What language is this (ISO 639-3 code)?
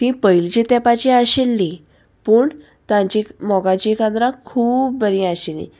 kok